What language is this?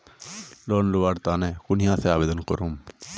Magahi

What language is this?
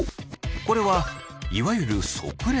Japanese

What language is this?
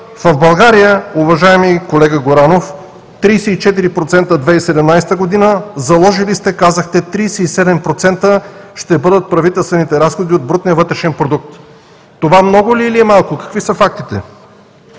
Bulgarian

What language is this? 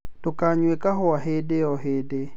Kikuyu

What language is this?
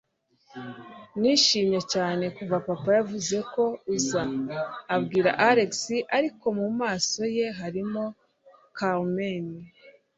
Kinyarwanda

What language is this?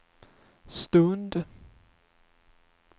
Swedish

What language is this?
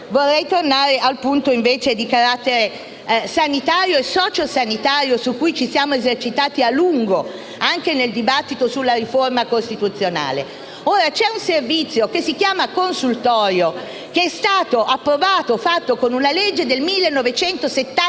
Italian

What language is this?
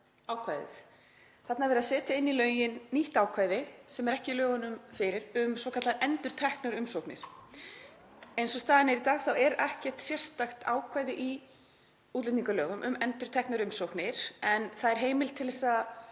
Icelandic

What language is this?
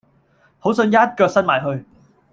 Cantonese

